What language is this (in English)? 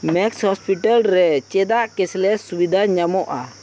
Santali